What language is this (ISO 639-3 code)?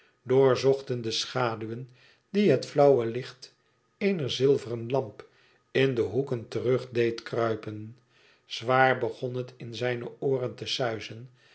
nld